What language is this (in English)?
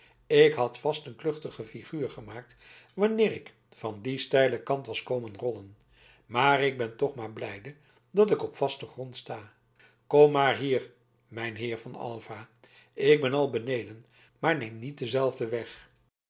Dutch